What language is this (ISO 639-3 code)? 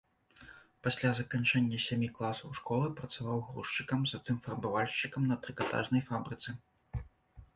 bel